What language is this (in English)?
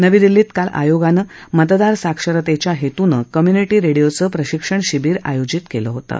Marathi